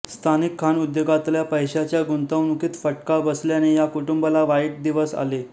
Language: Marathi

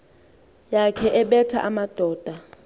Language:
Xhosa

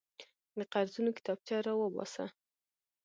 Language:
Pashto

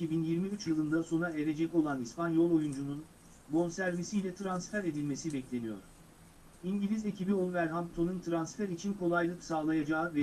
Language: Turkish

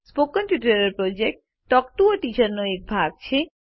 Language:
Gujarati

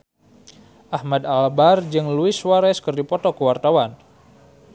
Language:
Sundanese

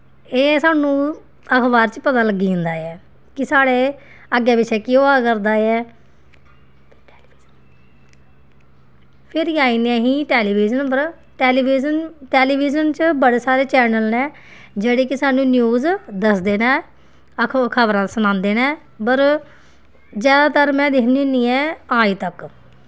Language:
Dogri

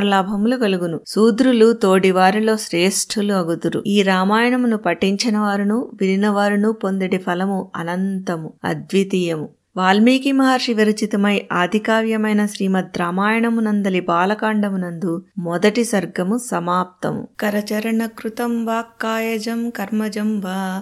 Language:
Telugu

